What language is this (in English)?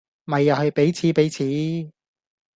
Cantonese